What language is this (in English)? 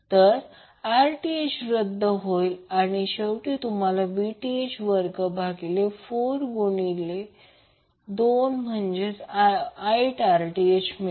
Marathi